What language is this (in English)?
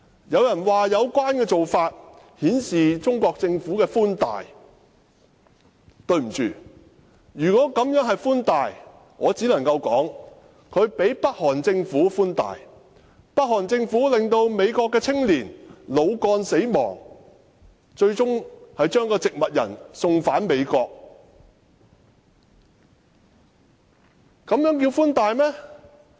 Cantonese